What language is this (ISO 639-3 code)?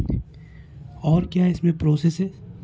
urd